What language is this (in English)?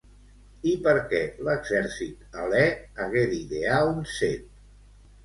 Catalan